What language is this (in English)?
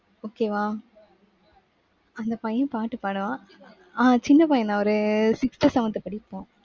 Tamil